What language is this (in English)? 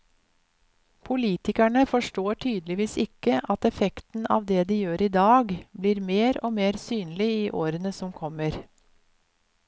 Norwegian